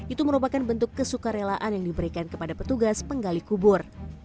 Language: Indonesian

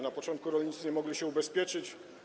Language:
Polish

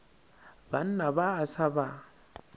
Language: Northern Sotho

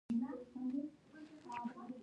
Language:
Pashto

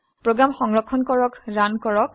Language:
Assamese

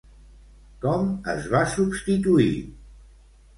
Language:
Catalan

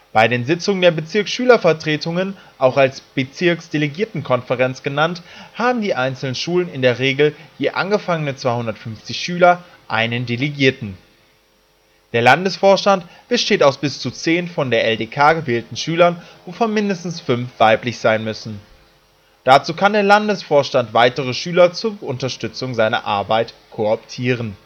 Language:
German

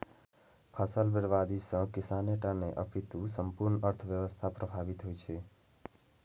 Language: Maithili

